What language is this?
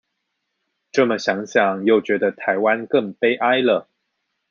Chinese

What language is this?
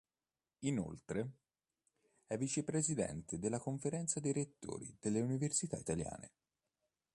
Italian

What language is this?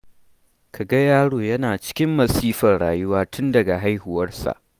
Hausa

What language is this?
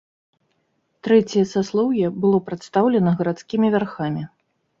Belarusian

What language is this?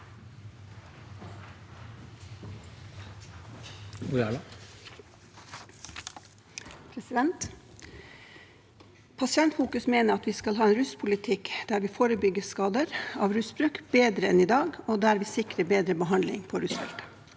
Norwegian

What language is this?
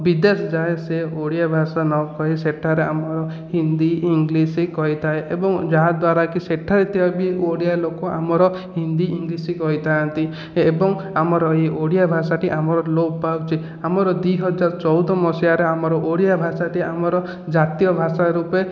Odia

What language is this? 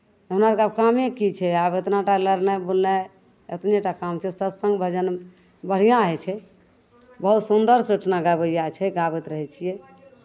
Maithili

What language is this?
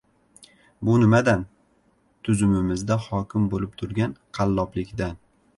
Uzbek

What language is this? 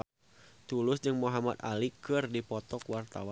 Sundanese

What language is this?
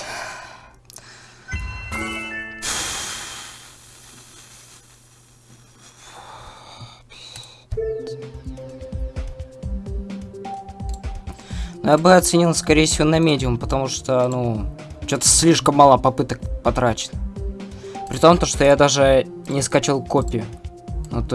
Russian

